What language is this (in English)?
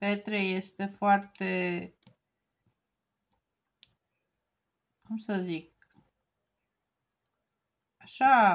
Romanian